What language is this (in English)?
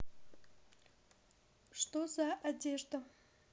Russian